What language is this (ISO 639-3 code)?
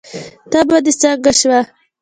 pus